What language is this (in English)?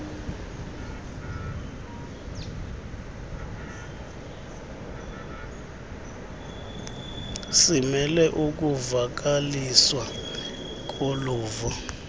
Xhosa